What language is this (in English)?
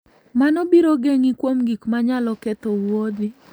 Luo (Kenya and Tanzania)